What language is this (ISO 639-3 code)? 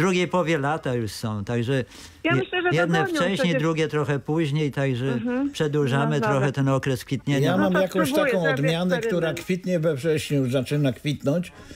pol